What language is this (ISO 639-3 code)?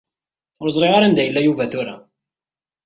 kab